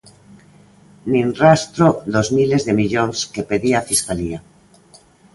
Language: Galician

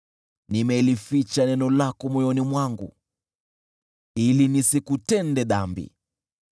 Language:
Swahili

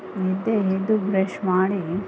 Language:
Kannada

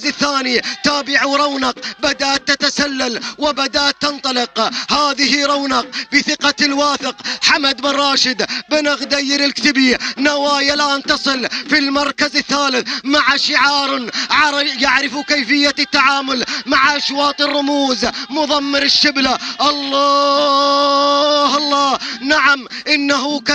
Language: Arabic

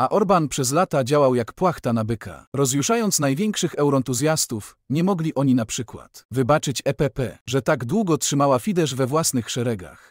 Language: Polish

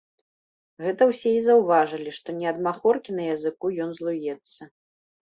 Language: Belarusian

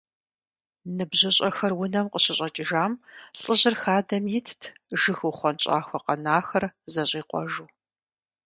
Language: Kabardian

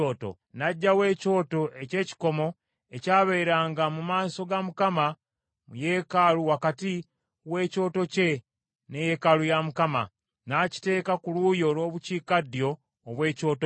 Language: Ganda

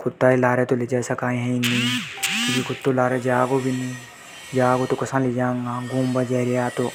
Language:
Hadothi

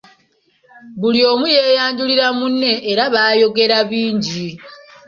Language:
Ganda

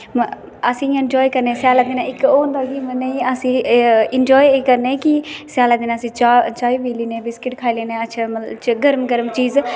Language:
Dogri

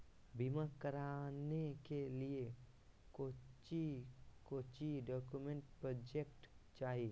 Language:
Magahi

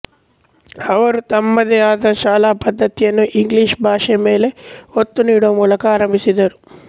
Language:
Kannada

